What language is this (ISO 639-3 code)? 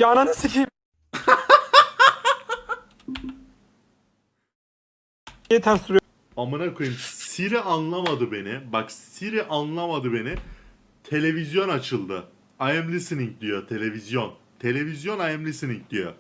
tur